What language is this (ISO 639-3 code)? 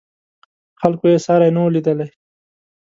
pus